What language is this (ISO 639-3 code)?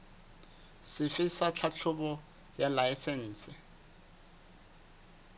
sot